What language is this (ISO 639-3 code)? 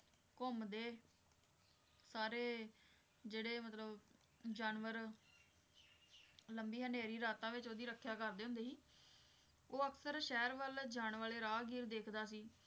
pan